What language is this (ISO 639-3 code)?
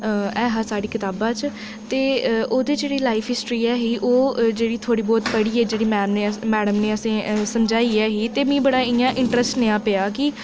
doi